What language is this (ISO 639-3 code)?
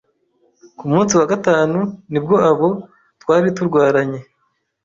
kin